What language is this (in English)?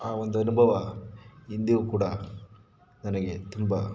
Kannada